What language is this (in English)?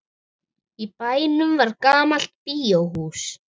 Icelandic